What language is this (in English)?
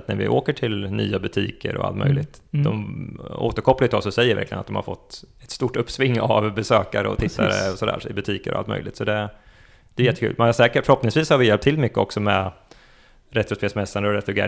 Swedish